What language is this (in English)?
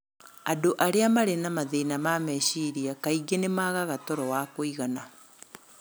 Kikuyu